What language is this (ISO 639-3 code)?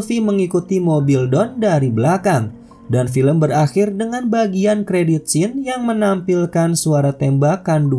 ind